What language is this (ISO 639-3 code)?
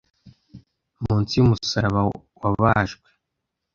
kin